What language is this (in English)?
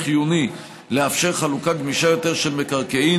Hebrew